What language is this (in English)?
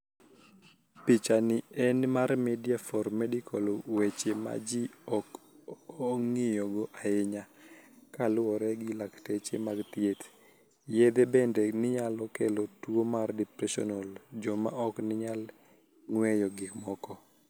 Luo (Kenya and Tanzania)